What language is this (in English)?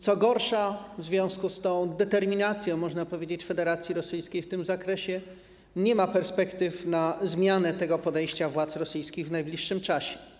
Polish